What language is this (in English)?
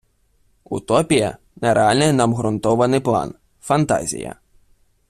Ukrainian